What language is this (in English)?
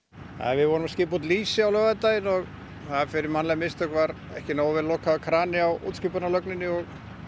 Icelandic